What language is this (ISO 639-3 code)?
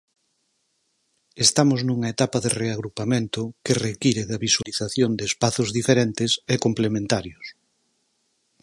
glg